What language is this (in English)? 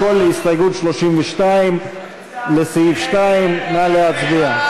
Hebrew